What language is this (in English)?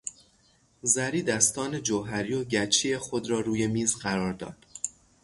Persian